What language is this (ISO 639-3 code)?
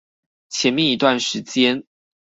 zho